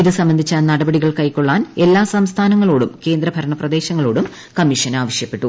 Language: Malayalam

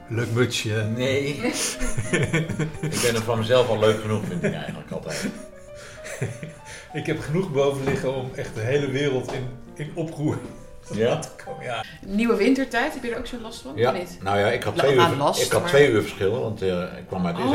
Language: Dutch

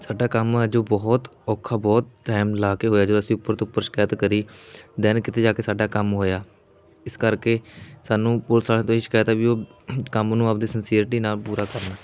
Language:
Punjabi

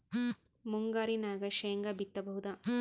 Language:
Kannada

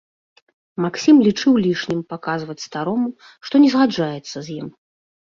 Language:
Belarusian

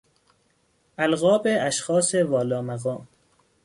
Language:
Persian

